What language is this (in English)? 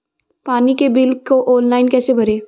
Hindi